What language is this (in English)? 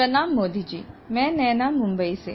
Hindi